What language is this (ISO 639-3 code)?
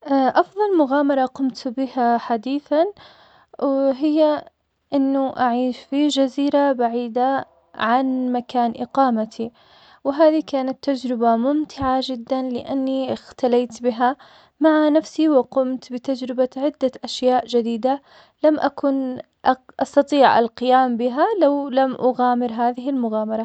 acx